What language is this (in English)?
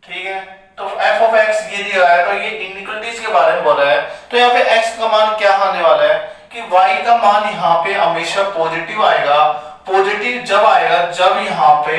Hindi